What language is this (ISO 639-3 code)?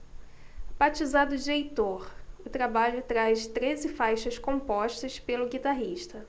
por